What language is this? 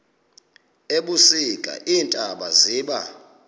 Xhosa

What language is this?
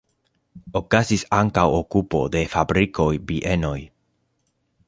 Esperanto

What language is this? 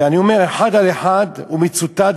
Hebrew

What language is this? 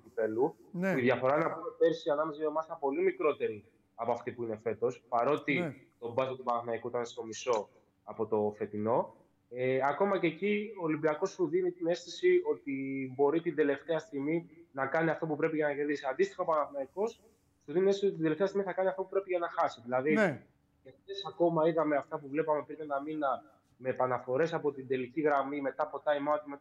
Greek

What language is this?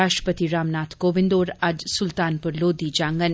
Dogri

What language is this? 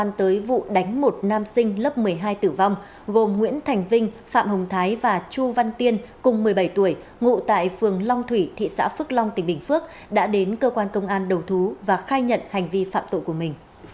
Vietnamese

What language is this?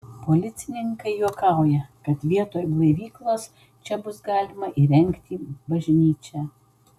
Lithuanian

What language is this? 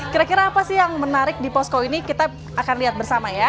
Indonesian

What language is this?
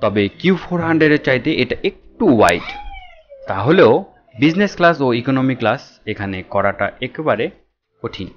Hindi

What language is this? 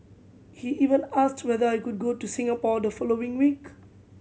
English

